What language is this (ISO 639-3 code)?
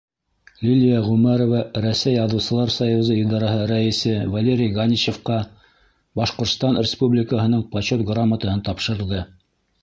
bak